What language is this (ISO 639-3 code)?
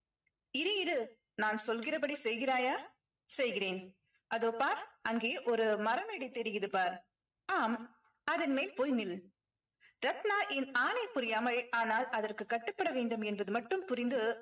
tam